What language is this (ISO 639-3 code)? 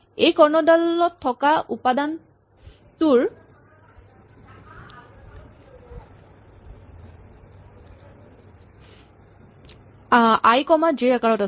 asm